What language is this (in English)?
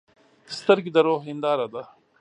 Pashto